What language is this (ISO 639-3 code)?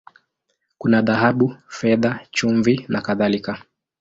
swa